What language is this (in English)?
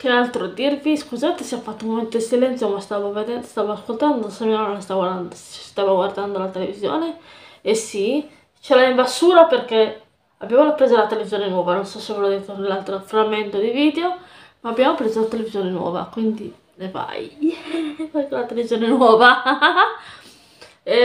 Italian